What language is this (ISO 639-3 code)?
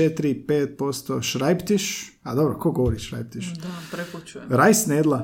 hrv